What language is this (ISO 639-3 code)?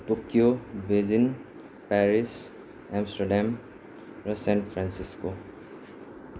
nep